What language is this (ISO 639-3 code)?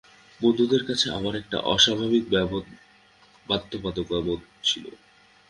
ben